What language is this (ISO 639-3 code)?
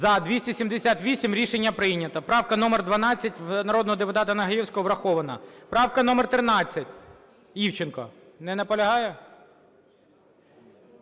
ukr